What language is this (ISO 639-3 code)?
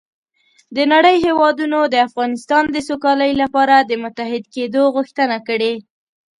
pus